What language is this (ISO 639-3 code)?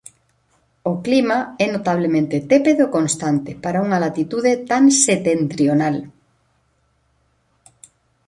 glg